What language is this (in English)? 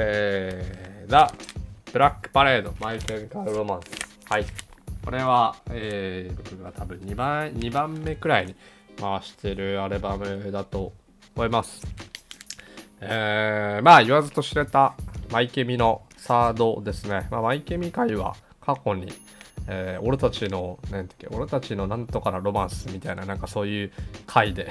Japanese